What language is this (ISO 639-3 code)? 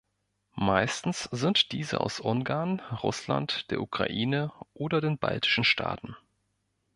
deu